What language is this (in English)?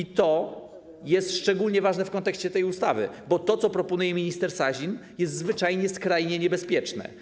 Polish